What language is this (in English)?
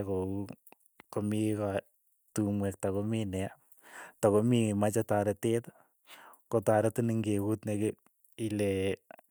Keiyo